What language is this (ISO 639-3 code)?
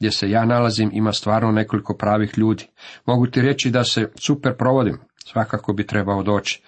hrv